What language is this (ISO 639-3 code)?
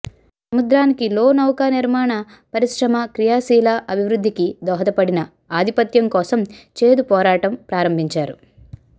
tel